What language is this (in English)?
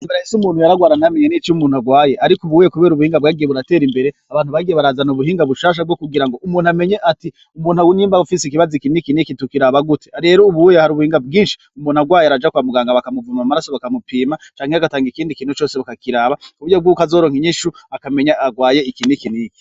Rundi